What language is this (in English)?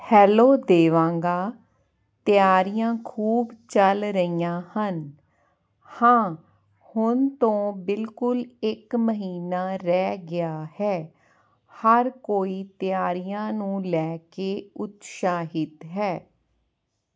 Punjabi